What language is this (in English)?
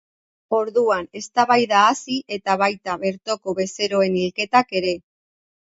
Basque